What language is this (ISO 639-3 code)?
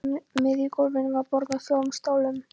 isl